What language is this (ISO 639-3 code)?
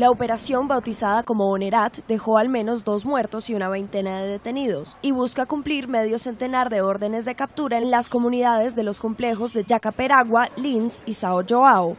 spa